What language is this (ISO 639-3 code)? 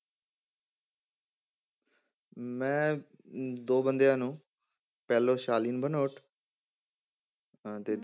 pan